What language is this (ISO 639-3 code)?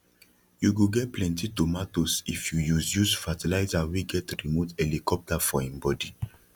pcm